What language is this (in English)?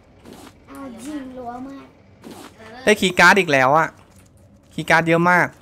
Thai